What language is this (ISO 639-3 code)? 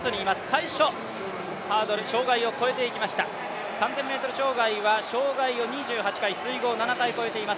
jpn